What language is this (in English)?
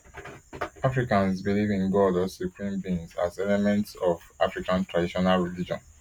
Nigerian Pidgin